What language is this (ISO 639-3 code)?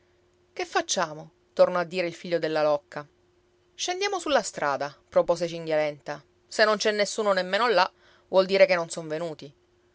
ita